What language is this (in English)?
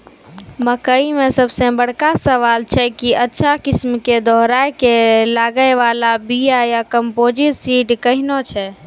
Maithili